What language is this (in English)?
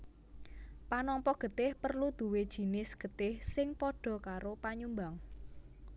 Javanese